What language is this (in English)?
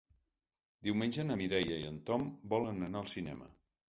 Catalan